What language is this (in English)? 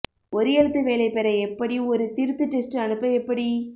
Tamil